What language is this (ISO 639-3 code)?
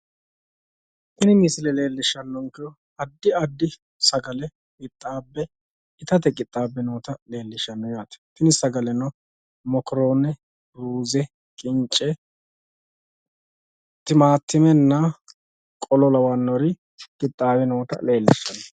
sid